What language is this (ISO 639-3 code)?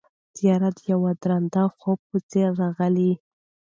pus